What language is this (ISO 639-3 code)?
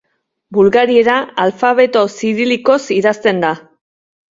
eus